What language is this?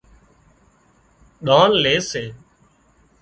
Wadiyara Koli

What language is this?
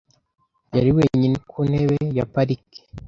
Kinyarwanda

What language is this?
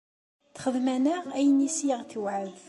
Kabyle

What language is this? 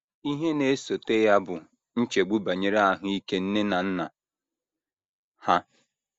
Igbo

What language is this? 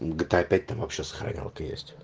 Russian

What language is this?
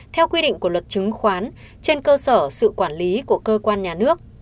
Vietnamese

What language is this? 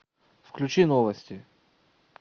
Russian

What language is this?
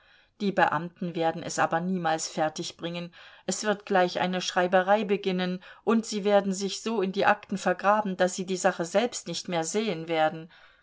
German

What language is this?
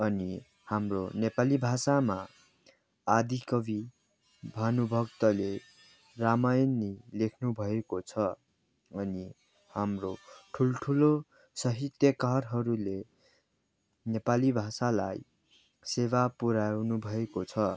Nepali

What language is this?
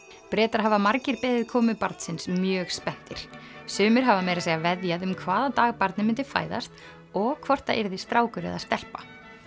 Icelandic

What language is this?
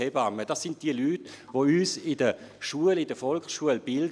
Swiss German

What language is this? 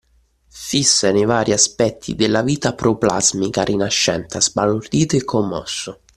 Italian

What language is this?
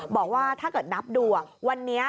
Thai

